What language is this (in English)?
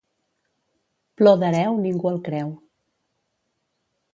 Catalan